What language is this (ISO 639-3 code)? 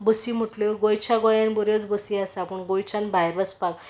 kok